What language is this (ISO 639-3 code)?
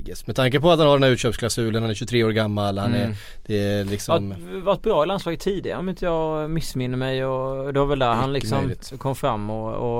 swe